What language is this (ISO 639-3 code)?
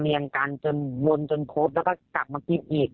tha